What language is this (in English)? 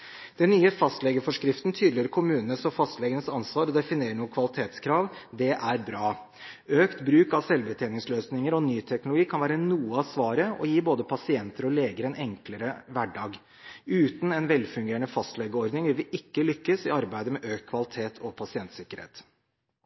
Norwegian Bokmål